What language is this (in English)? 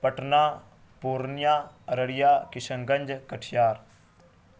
Urdu